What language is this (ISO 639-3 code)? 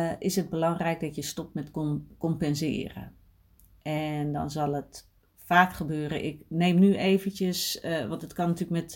nld